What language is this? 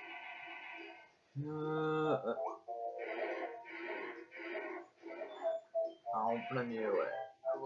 French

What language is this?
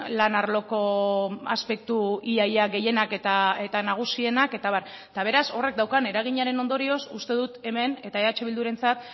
Basque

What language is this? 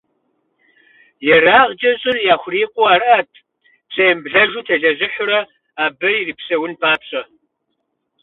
Kabardian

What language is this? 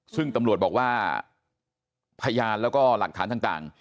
Thai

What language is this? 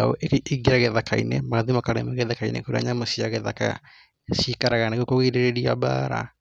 Kikuyu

